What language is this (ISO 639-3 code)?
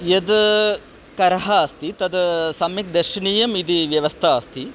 san